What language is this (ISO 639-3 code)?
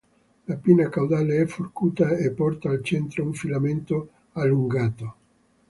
ita